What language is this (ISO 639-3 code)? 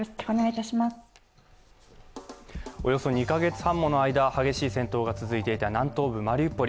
jpn